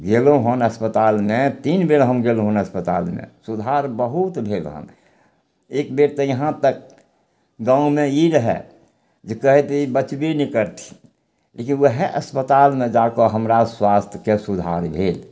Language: Maithili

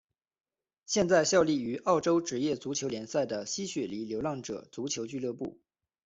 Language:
Chinese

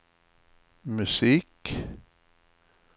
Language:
Swedish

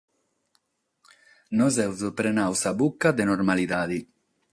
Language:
Sardinian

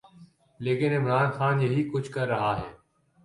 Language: Urdu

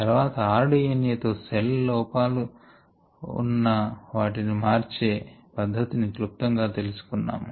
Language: Telugu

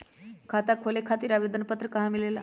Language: Magahi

